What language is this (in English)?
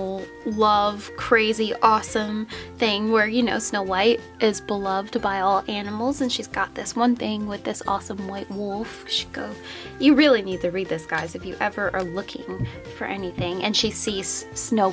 English